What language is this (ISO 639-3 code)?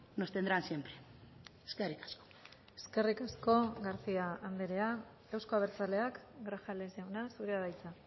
eus